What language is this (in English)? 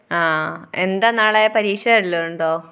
Malayalam